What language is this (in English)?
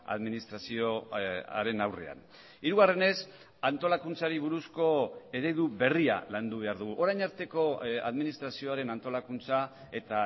Basque